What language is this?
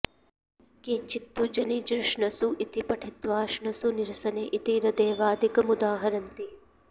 Sanskrit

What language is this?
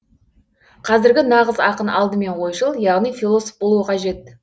Kazakh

